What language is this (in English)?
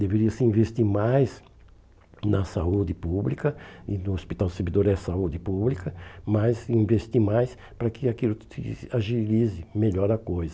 Portuguese